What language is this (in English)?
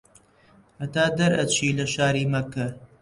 Central Kurdish